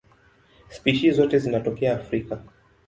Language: Swahili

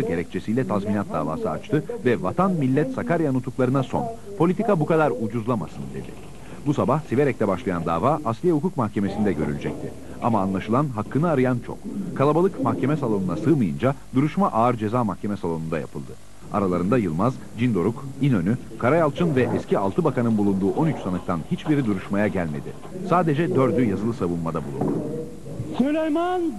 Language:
Turkish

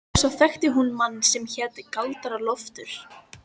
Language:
Icelandic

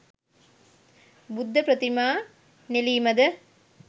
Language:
Sinhala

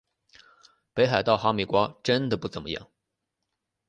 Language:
Chinese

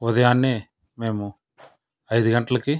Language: Telugu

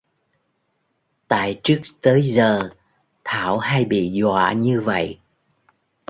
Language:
Vietnamese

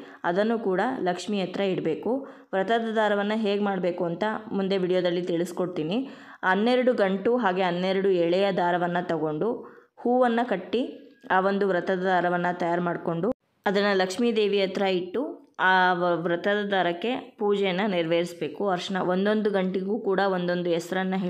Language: Kannada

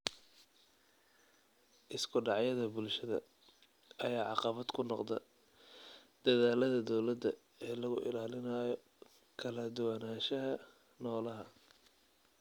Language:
Somali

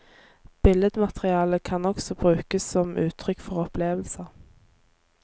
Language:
Norwegian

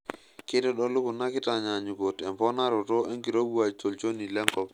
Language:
Masai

